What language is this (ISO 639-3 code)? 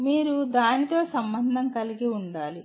tel